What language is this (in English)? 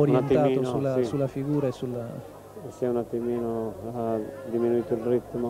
Italian